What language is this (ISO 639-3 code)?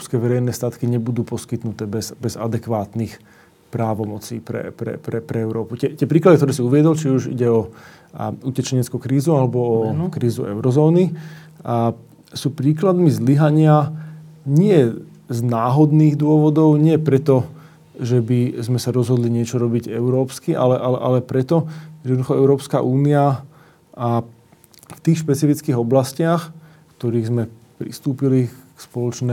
slk